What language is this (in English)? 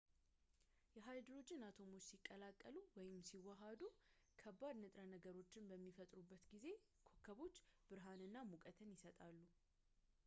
Amharic